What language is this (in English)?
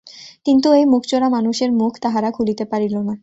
Bangla